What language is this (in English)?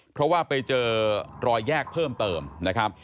Thai